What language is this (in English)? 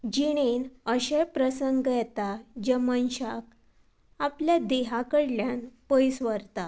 Konkani